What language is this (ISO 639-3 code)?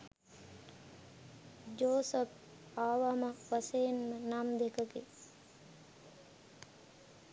sin